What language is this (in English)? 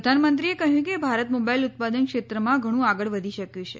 Gujarati